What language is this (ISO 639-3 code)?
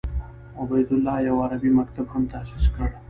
pus